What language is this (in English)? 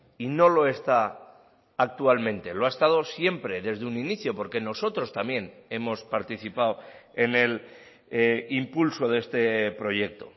Spanish